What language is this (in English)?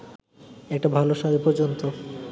Bangla